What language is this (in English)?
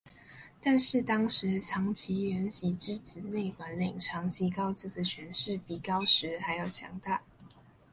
Chinese